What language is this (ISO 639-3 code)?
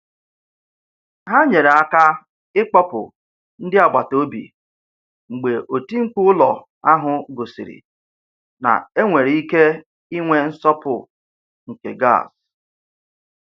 ibo